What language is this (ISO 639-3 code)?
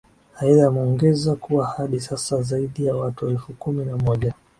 swa